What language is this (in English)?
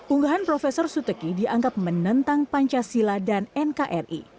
Indonesian